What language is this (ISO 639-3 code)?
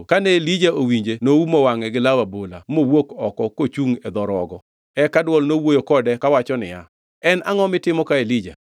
luo